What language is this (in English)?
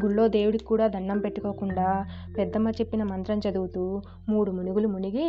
Telugu